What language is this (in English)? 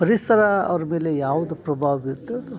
Kannada